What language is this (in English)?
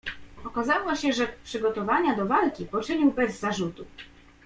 Polish